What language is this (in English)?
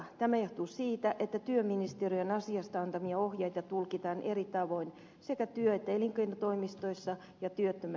Finnish